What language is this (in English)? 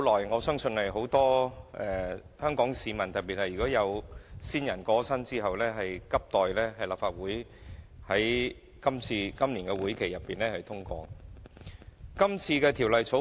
Cantonese